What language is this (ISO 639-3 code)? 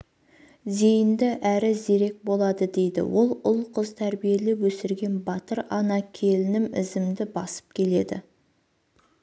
kaz